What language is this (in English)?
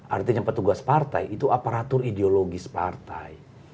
Indonesian